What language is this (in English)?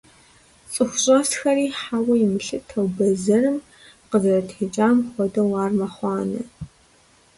Kabardian